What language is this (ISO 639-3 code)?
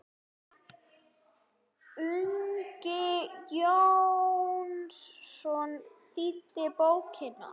isl